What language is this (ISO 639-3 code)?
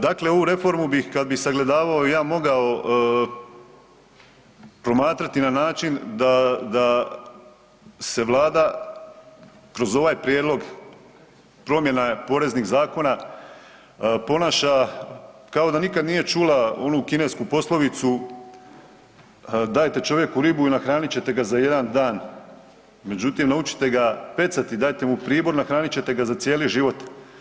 hrv